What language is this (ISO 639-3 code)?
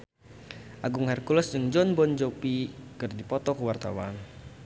sun